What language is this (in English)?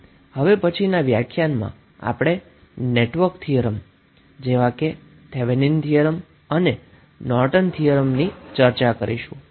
Gujarati